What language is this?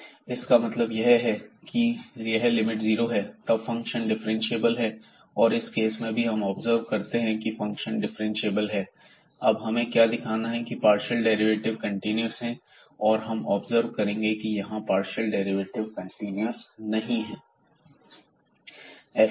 Hindi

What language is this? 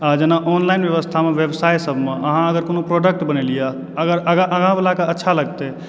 Maithili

